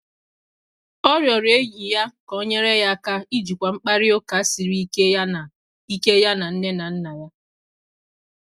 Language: Igbo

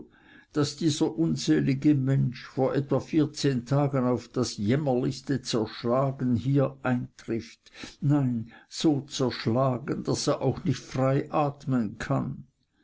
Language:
German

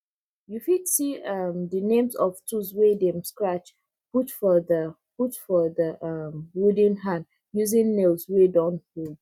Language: Nigerian Pidgin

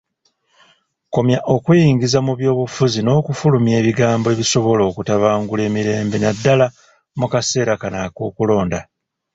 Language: Ganda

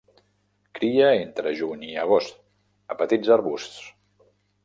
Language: Catalan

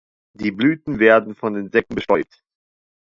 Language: German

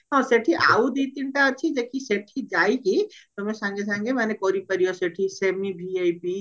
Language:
Odia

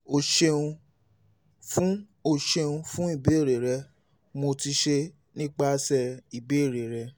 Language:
Yoruba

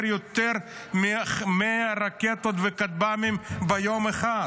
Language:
Hebrew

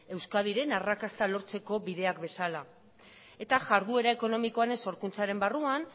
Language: Basque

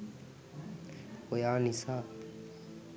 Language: Sinhala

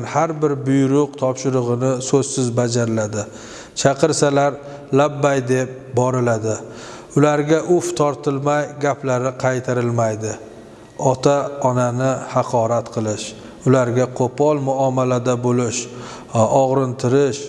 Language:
Turkish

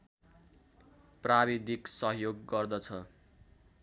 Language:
Nepali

